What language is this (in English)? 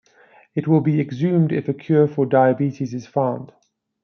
English